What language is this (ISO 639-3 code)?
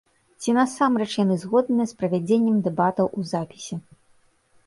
bel